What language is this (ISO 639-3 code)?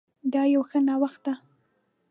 pus